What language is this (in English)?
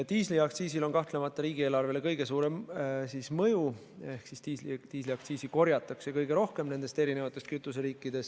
Estonian